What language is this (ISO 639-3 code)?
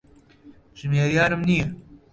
ckb